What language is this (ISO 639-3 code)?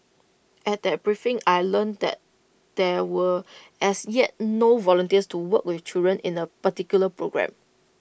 eng